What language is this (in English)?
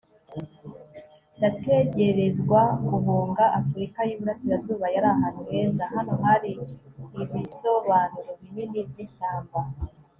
Kinyarwanda